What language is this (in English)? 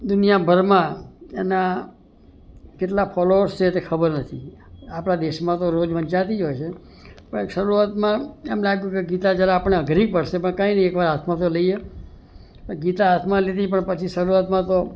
Gujarati